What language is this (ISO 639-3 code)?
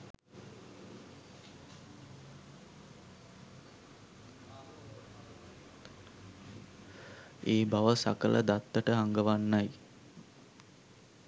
sin